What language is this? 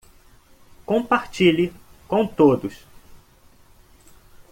Portuguese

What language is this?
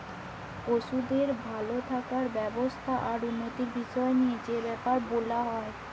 Bangla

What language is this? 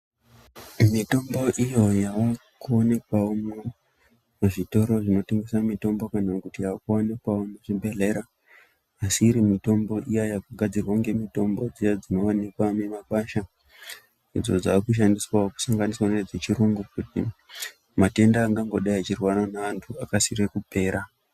Ndau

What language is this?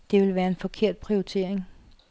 Danish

